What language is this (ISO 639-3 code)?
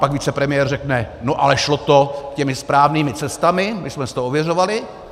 ces